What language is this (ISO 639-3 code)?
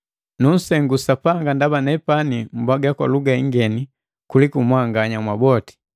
mgv